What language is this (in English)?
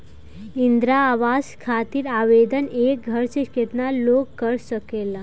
Bhojpuri